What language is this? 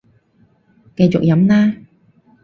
Cantonese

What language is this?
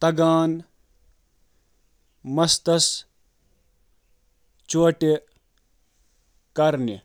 Kashmiri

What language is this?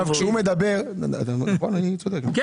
Hebrew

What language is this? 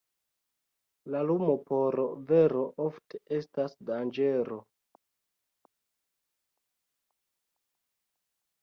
Esperanto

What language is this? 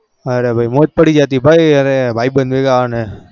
Gujarati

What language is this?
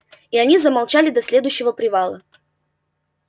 Russian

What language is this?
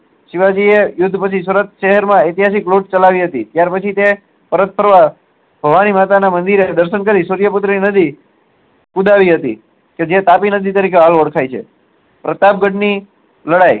Gujarati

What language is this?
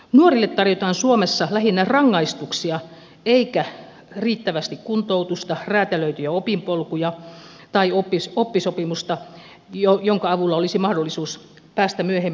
Finnish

